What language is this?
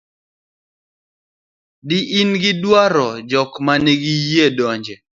Luo (Kenya and Tanzania)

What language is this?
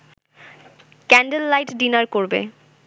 Bangla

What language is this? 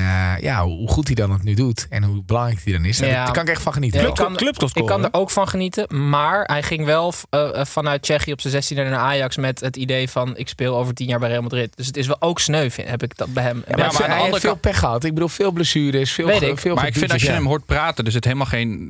Dutch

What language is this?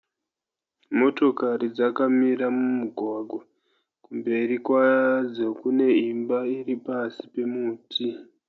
Shona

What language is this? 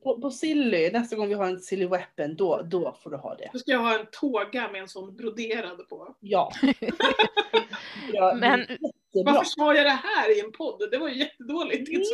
Swedish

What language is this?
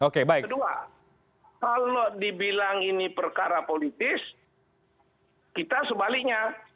Indonesian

